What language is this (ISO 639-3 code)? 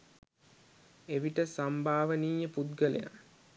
sin